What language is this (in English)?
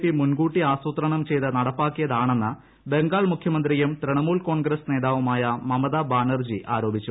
Malayalam